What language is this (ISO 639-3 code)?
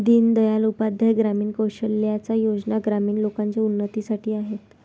mar